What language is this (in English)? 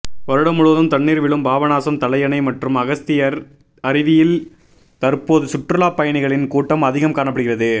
Tamil